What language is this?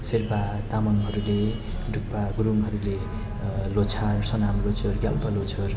Nepali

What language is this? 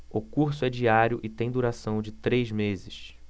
Portuguese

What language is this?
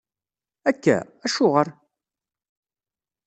Kabyle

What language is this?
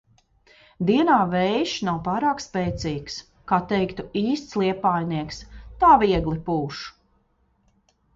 Latvian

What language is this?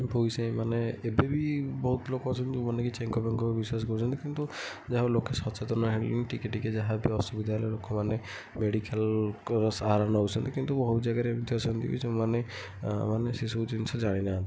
Odia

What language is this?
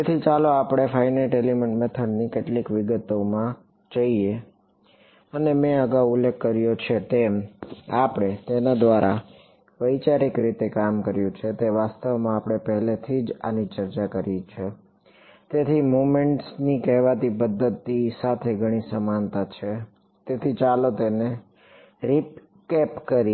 Gujarati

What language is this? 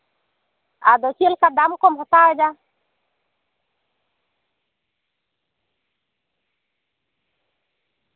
Santali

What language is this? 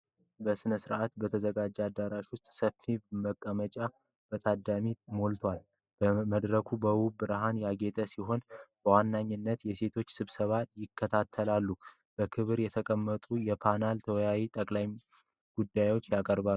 Amharic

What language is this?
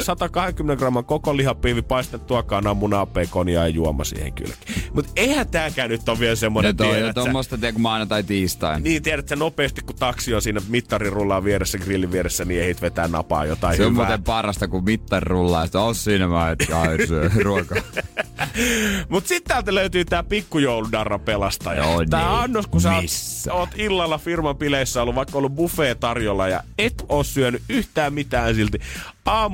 Finnish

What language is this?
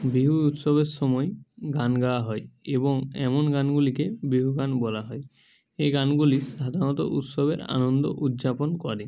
Bangla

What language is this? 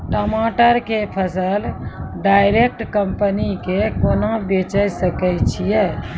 Maithili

